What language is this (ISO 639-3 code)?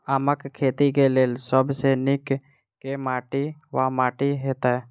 mai